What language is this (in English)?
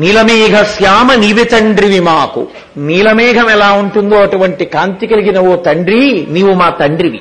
Telugu